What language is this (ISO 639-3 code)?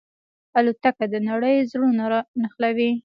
pus